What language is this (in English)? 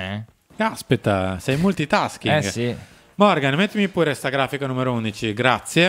Italian